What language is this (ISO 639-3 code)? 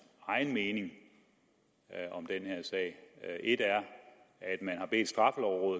dan